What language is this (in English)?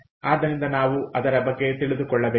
Kannada